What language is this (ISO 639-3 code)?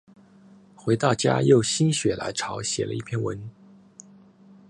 zho